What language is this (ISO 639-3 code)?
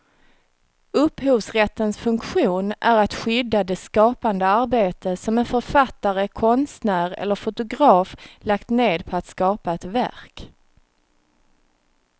swe